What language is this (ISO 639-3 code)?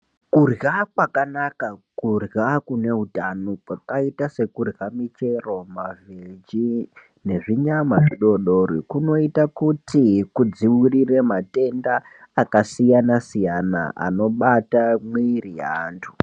ndc